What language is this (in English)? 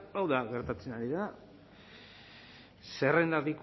Basque